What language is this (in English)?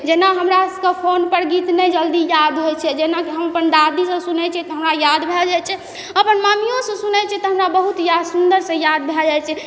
Maithili